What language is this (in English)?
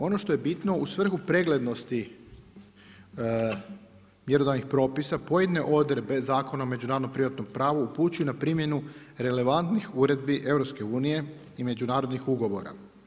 Croatian